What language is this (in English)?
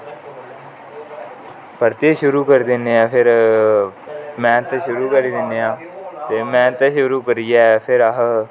Dogri